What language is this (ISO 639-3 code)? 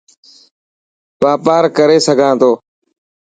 mki